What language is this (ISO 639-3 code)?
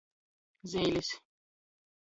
ltg